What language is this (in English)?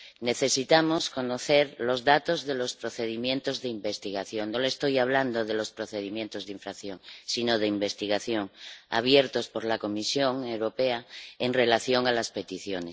Spanish